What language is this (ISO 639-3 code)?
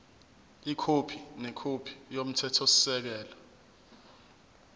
zul